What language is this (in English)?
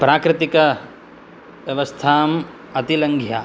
Sanskrit